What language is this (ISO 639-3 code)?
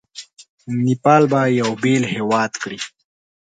pus